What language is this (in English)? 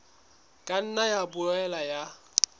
Southern Sotho